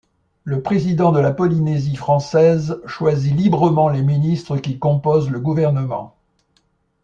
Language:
French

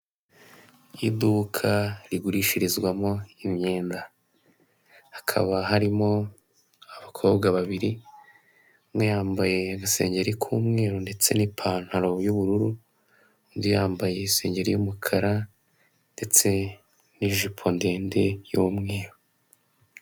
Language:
Kinyarwanda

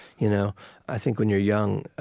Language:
English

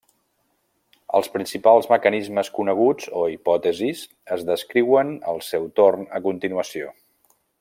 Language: Catalan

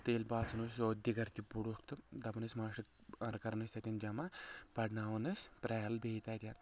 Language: Kashmiri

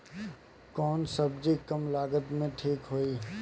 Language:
Bhojpuri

